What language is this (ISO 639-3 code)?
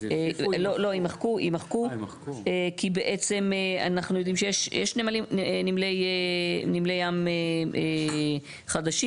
heb